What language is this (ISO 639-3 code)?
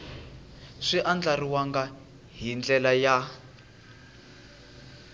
tso